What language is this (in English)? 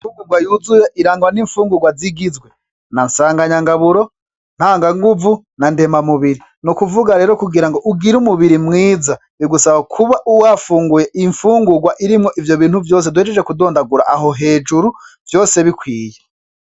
Rundi